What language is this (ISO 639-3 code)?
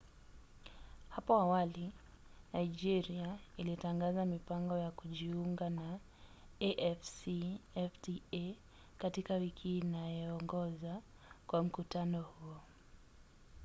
swa